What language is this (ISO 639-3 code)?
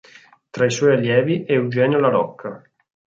ita